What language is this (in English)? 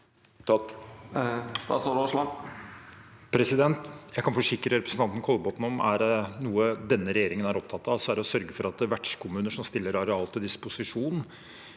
Norwegian